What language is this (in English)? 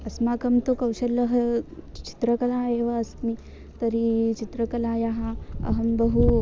Sanskrit